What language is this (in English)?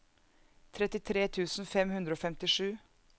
Norwegian